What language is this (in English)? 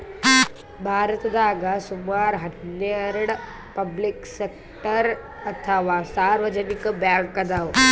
Kannada